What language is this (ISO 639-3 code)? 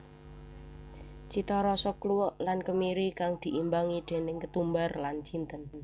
jav